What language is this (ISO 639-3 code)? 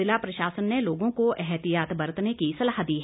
hin